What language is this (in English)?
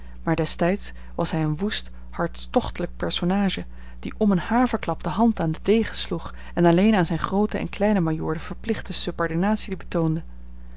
Dutch